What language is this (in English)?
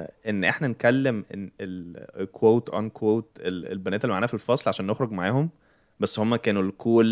Arabic